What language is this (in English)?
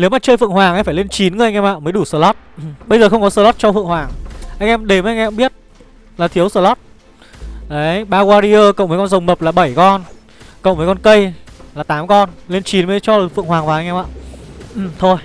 Vietnamese